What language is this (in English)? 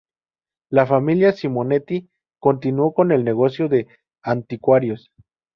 Spanish